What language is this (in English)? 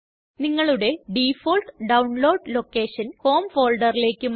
Malayalam